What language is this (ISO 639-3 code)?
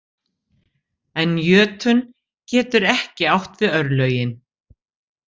isl